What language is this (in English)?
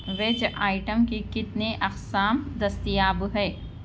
Urdu